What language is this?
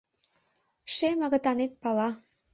Mari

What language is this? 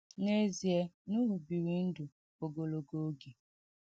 Igbo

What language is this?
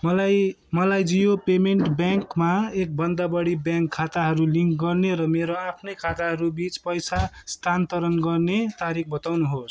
Nepali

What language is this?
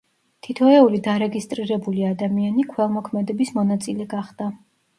Georgian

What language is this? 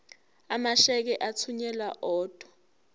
Zulu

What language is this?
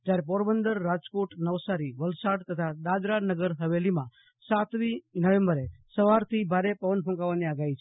Gujarati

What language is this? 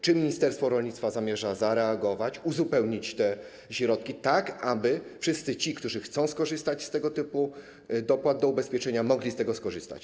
Polish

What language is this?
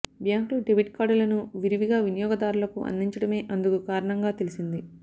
Telugu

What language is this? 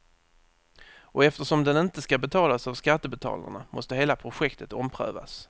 Swedish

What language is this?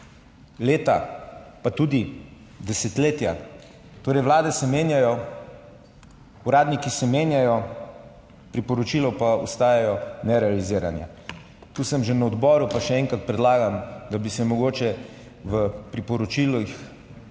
Slovenian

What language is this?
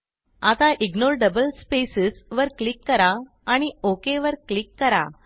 Marathi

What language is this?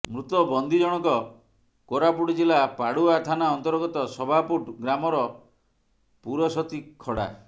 Odia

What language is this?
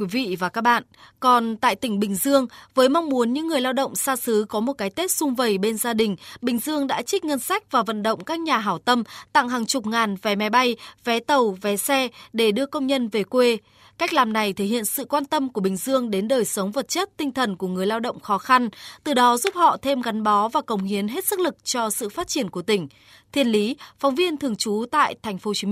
Vietnamese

